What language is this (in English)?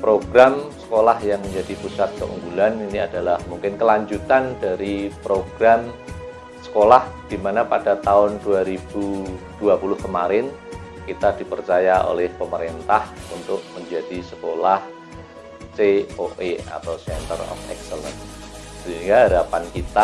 Indonesian